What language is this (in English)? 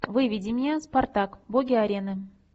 Russian